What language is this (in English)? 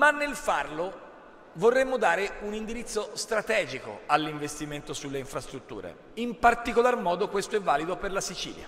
Italian